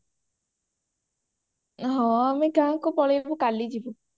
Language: Odia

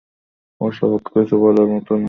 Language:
Bangla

